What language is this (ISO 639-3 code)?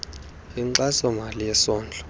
xho